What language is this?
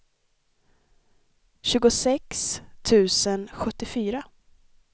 Swedish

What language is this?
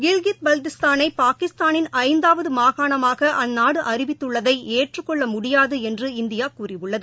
Tamil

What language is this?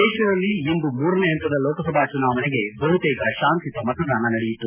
Kannada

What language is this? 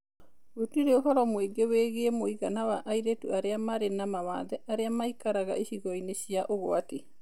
Kikuyu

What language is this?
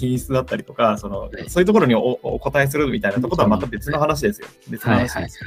Japanese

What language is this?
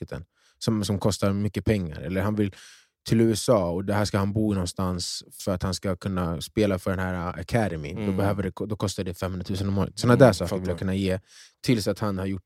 Swedish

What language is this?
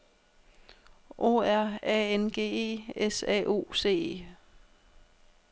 Danish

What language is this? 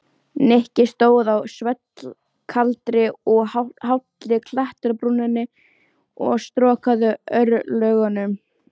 Icelandic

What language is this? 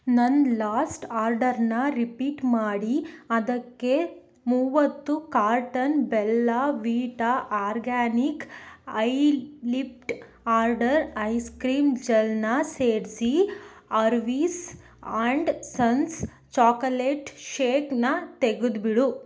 Kannada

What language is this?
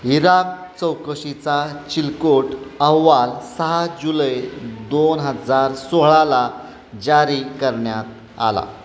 Marathi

